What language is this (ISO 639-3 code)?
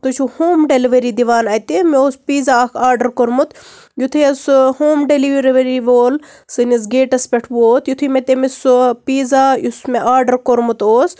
kas